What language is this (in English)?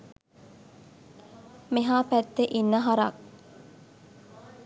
Sinhala